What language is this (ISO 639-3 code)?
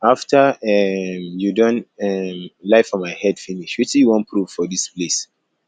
pcm